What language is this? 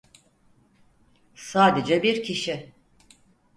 Turkish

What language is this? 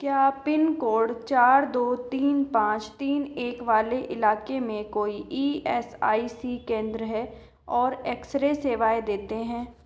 Hindi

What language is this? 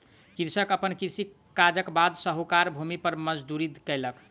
Maithili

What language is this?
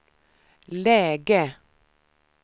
Swedish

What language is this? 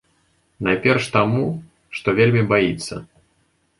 Belarusian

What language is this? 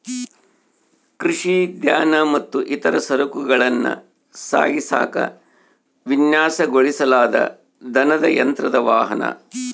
Kannada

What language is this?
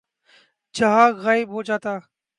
Urdu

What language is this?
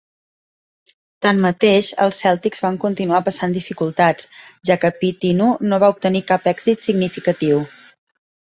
Catalan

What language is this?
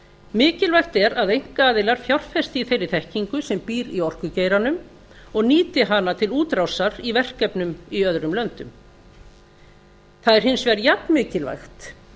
Icelandic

